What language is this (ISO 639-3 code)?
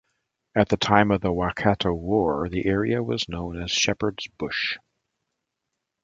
eng